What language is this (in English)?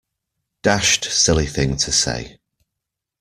English